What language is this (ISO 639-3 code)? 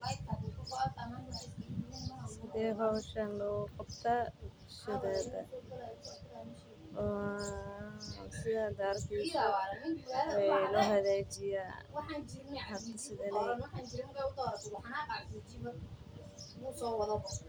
som